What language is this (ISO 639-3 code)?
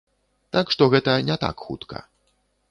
bel